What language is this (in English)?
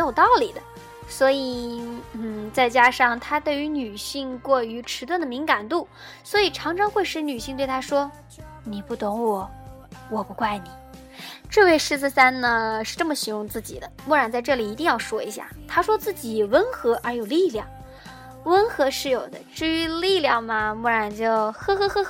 Chinese